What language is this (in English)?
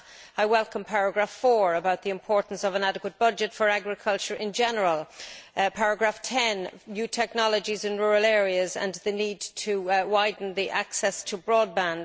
English